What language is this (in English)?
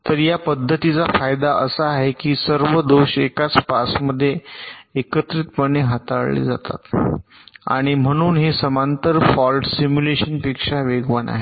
Marathi